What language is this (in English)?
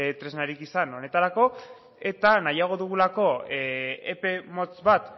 Basque